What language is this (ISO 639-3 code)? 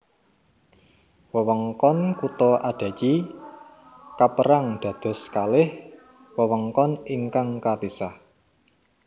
jav